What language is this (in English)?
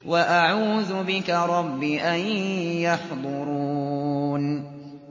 Arabic